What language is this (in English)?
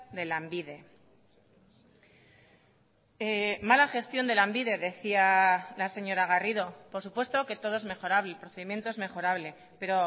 Spanish